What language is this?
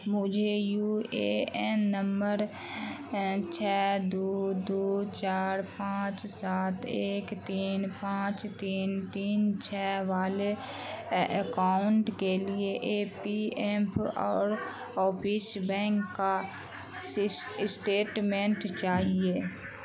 Urdu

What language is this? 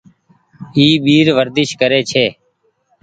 Goaria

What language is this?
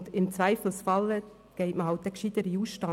Swiss German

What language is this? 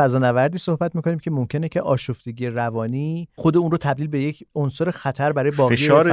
Persian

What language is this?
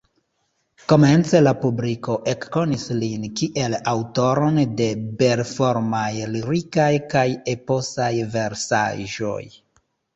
Esperanto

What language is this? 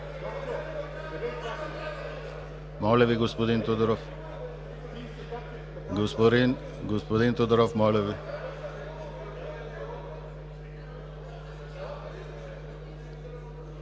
Bulgarian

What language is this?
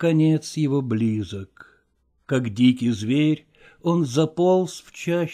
Russian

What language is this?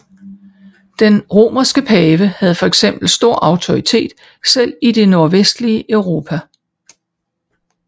Danish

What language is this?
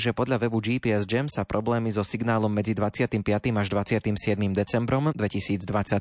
Slovak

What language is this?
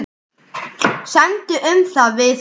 Icelandic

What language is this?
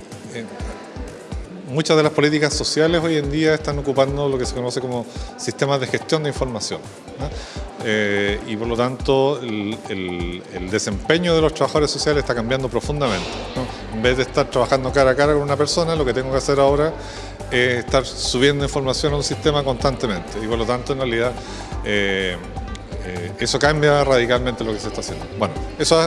Spanish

